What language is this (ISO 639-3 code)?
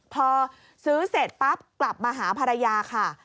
tha